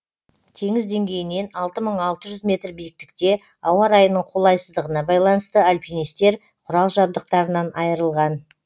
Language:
Kazakh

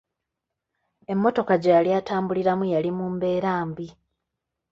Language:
Ganda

